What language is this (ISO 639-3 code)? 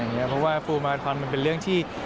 tha